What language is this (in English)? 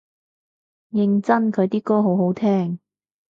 Cantonese